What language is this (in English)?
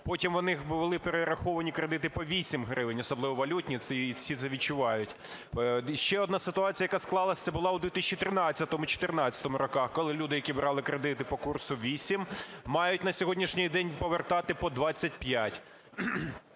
Ukrainian